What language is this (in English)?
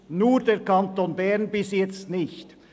Swiss German